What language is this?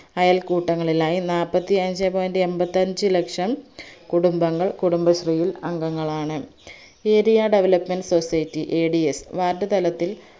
Malayalam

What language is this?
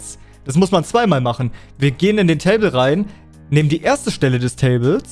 German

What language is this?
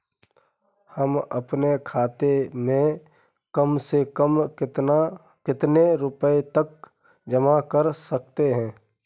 Hindi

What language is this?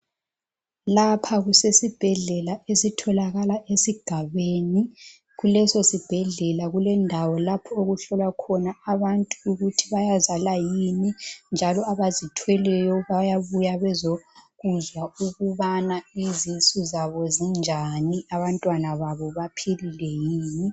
North Ndebele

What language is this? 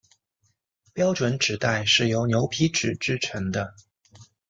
Chinese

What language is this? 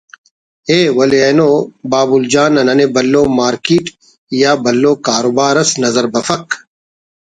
Brahui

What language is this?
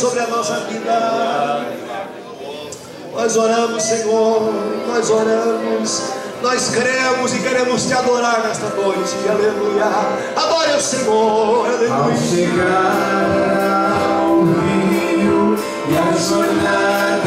Portuguese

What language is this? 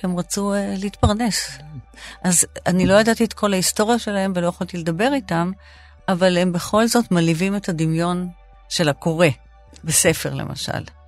Hebrew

